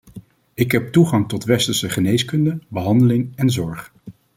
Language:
Dutch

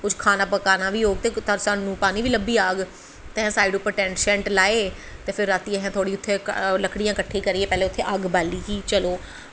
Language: Dogri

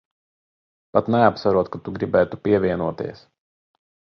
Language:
Latvian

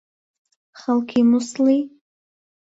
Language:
Central Kurdish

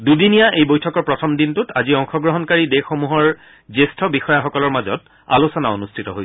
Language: Assamese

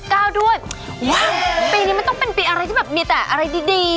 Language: Thai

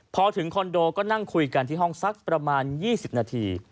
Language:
Thai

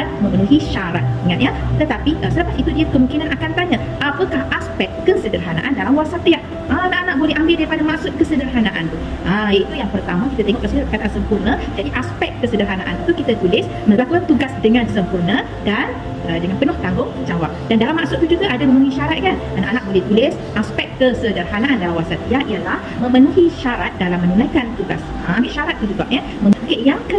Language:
Malay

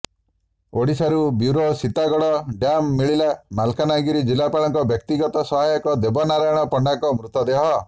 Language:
Odia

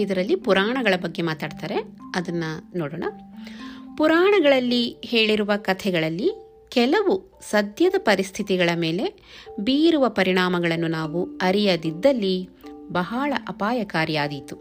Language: Kannada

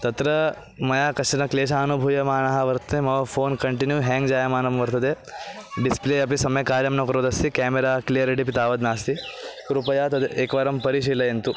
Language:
Sanskrit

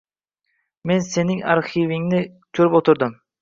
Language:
Uzbek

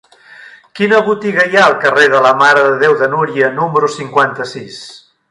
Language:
Catalan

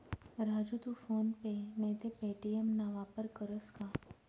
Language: Marathi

